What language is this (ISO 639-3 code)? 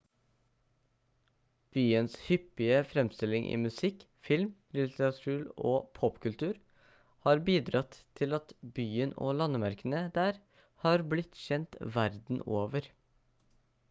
nob